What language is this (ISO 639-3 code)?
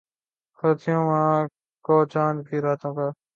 urd